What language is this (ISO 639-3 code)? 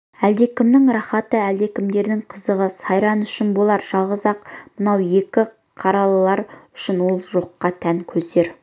kaz